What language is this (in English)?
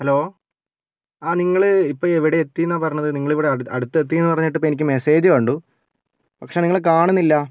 Malayalam